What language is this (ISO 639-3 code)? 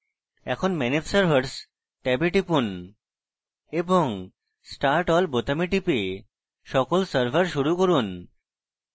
ben